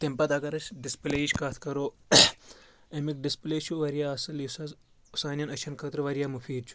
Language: Kashmiri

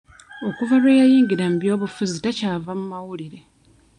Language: Ganda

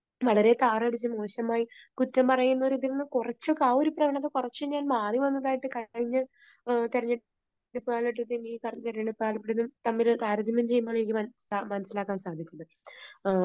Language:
Malayalam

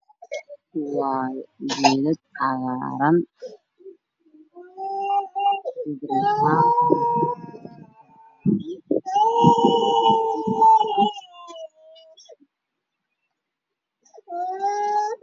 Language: Somali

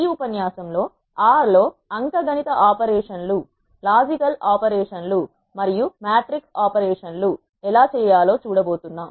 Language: Telugu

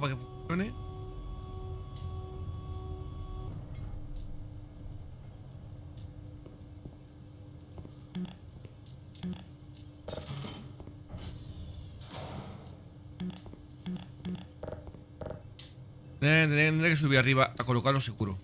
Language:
Spanish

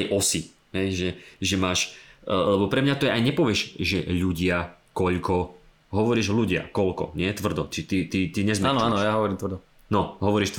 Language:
Slovak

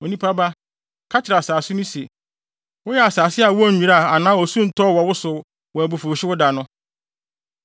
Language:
Akan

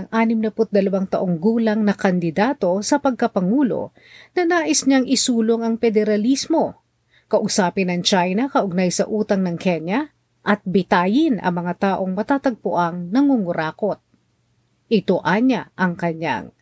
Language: Filipino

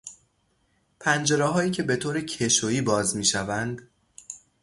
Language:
Persian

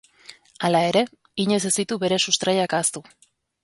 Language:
Basque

